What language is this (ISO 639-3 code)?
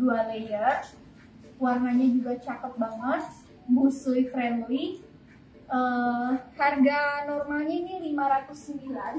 ind